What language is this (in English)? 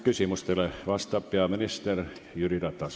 Estonian